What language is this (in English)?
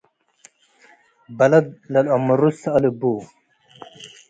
Tigre